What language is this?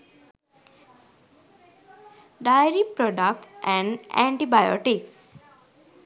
Sinhala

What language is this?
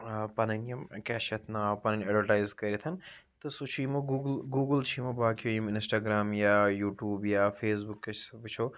Kashmiri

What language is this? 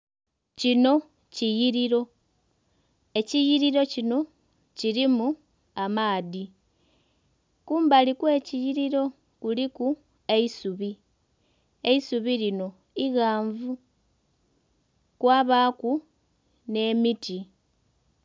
Soga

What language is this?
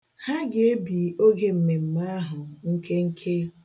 Igbo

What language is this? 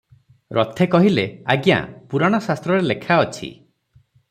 Odia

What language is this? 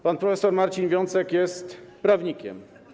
Polish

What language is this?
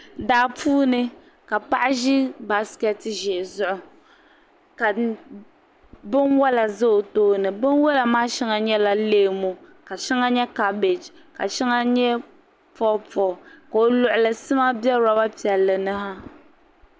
Dagbani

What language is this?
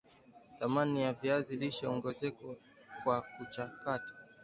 Swahili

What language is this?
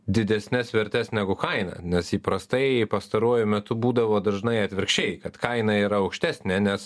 Lithuanian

